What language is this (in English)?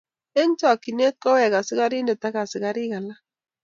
Kalenjin